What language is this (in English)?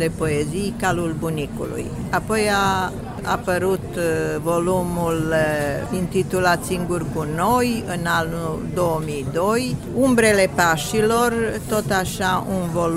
Romanian